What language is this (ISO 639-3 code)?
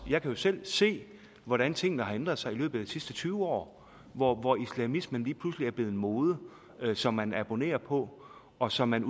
dan